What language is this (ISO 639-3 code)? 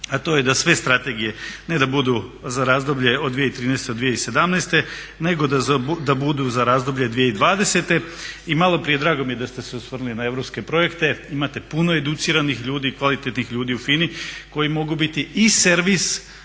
hrv